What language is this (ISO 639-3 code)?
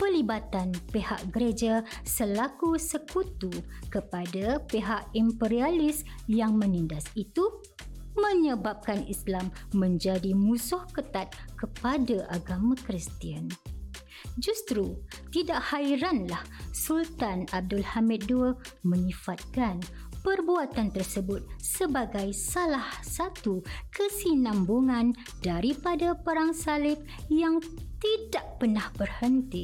msa